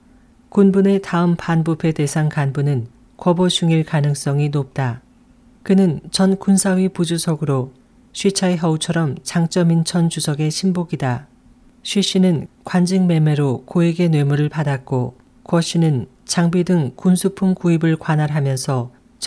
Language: Korean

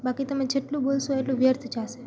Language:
Gujarati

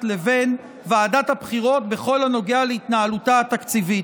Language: Hebrew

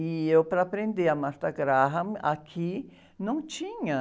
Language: Portuguese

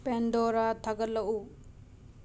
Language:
Manipuri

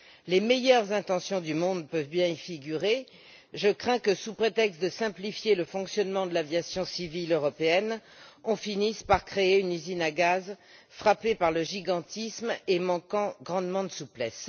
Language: French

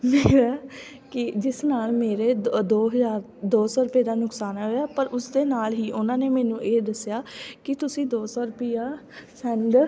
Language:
Punjabi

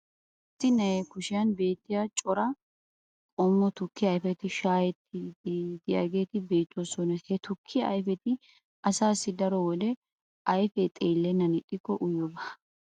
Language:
Wolaytta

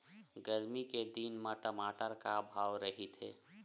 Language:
Chhattisgarhi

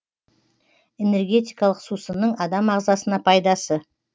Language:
Kazakh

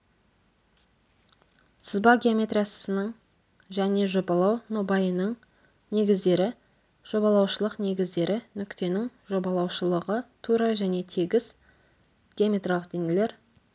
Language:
Kazakh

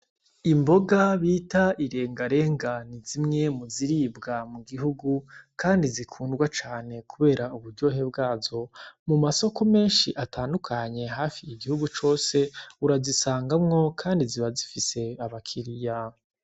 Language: Rundi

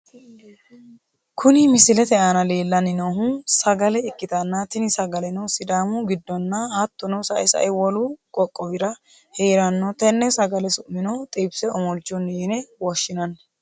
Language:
Sidamo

